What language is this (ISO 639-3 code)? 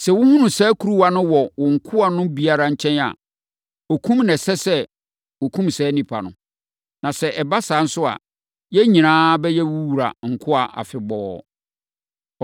aka